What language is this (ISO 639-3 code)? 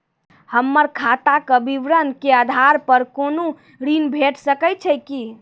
mai